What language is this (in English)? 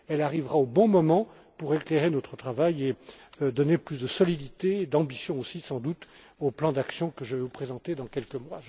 French